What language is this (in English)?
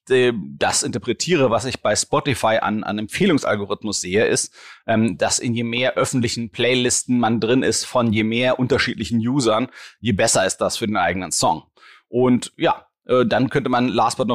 German